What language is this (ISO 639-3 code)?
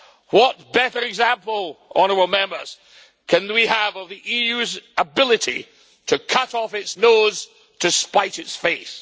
eng